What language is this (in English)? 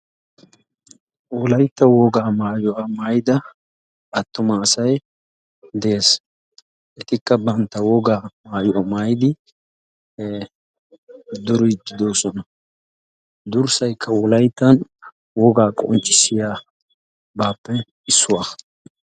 Wolaytta